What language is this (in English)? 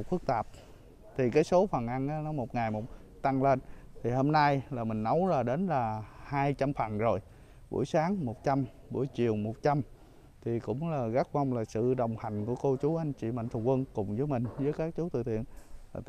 Vietnamese